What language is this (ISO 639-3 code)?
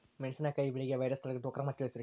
kan